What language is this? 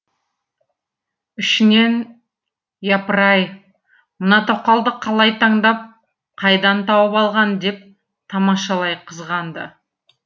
Kazakh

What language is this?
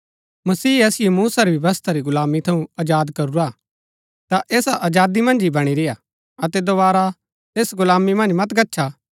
Gaddi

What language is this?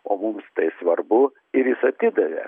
Lithuanian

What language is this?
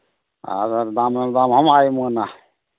Santali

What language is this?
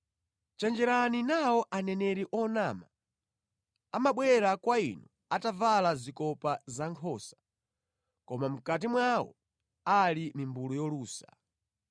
Nyanja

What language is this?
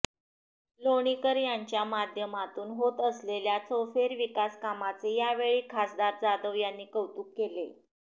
Marathi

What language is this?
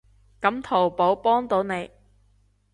Cantonese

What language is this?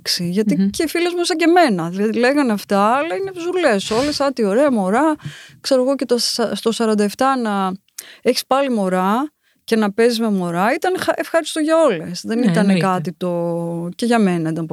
Greek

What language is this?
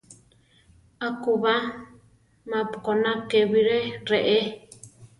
Central Tarahumara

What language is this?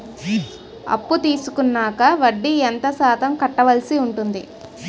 Telugu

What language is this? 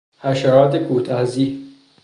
Persian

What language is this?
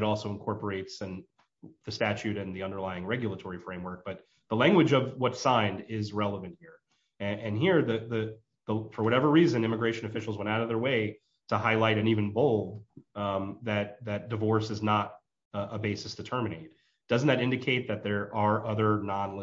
English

